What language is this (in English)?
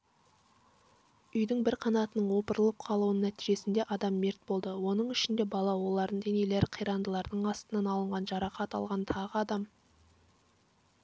Kazakh